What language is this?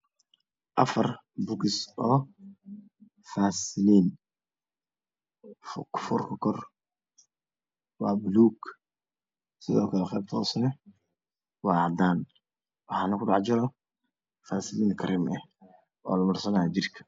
Somali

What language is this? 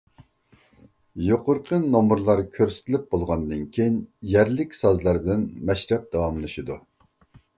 Uyghur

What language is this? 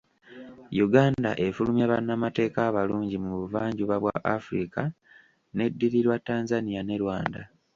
Ganda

